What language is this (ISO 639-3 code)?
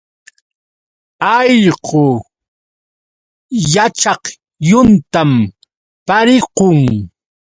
qux